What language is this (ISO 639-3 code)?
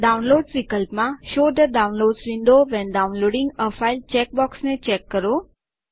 guj